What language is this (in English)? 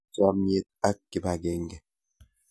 Kalenjin